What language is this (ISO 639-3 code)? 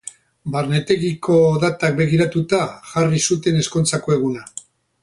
eus